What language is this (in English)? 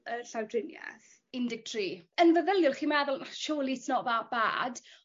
Welsh